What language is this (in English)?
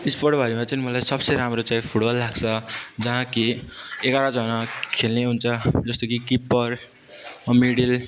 Nepali